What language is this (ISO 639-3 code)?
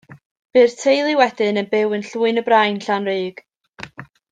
cym